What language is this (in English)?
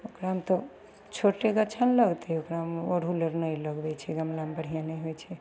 Maithili